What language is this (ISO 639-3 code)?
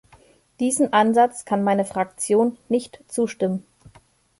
deu